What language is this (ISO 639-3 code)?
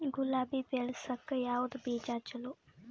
kan